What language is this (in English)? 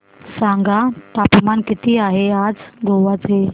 Marathi